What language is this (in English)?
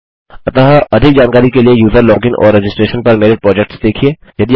Hindi